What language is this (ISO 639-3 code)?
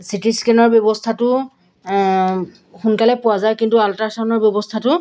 asm